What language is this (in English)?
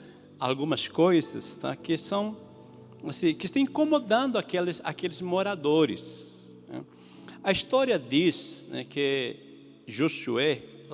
Portuguese